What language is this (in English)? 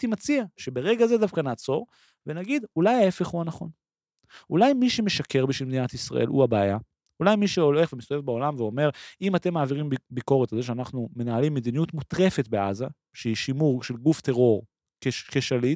Hebrew